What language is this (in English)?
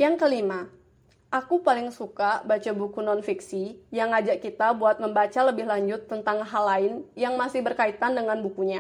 Indonesian